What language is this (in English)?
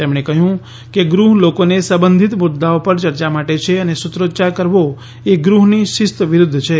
Gujarati